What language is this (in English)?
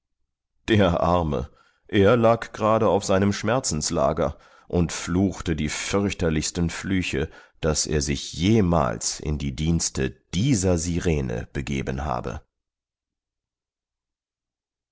German